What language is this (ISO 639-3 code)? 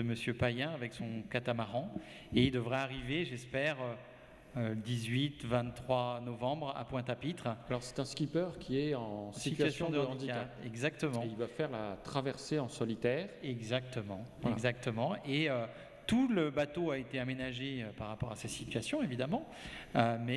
fra